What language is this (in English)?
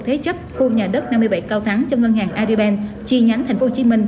Vietnamese